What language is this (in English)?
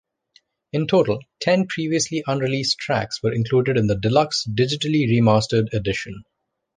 English